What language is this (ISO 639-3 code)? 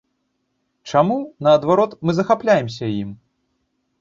bel